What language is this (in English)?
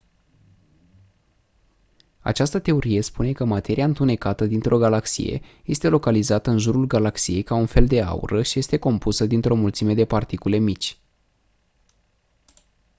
Romanian